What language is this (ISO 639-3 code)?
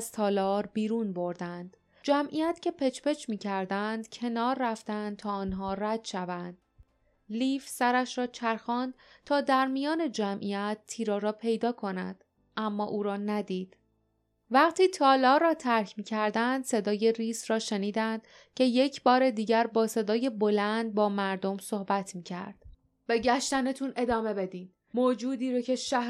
fas